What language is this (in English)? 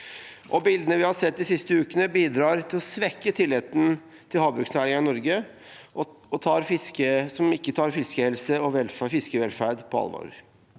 Norwegian